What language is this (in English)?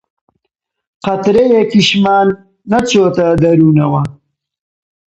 Central Kurdish